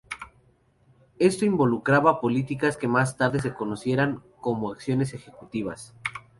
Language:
Spanish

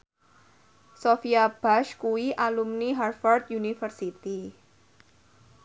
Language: Javanese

